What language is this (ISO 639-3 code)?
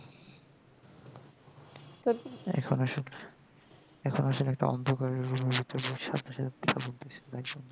ben